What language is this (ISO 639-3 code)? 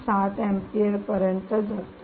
mar